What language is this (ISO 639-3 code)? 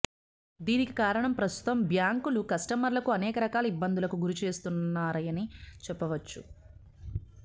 tel